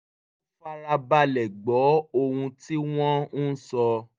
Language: Yoruba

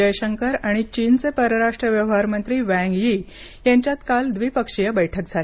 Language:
Marathi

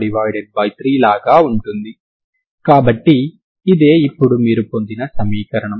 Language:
Telugu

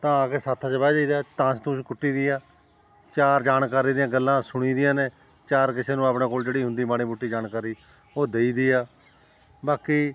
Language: Punjabi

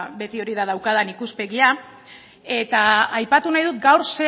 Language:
Basque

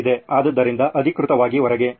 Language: Kannada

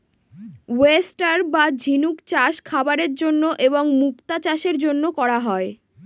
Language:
Bangla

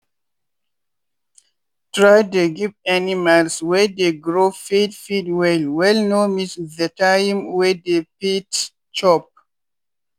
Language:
Nigerian Pidgin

